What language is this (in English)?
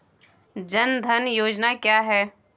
Hindi